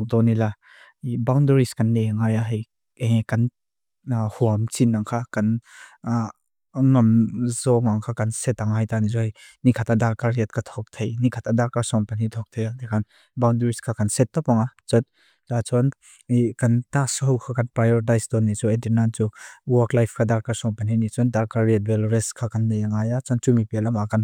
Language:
Mizo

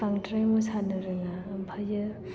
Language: Bodo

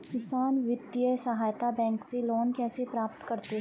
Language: Hindi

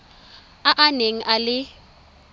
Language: Tswana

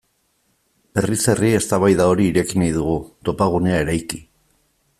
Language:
Basque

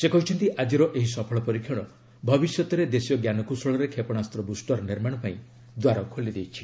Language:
Odia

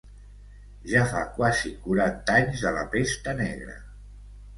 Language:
Catalan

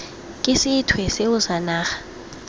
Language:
Tswana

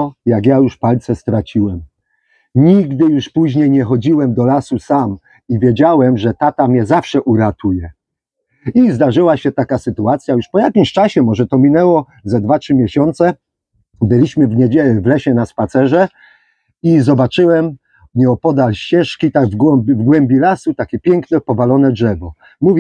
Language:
Polish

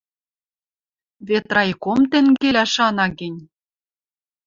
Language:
Western Mari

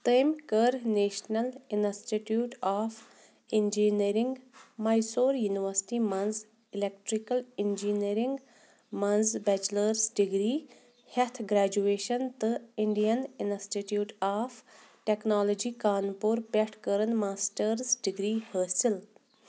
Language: Kashmiri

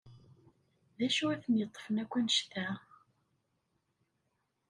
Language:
Kabyle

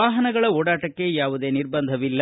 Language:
Kannada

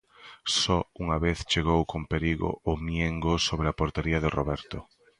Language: Galician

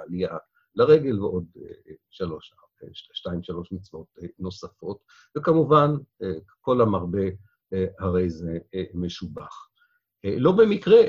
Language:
Hebrew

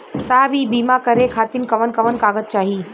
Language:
Bhojpuri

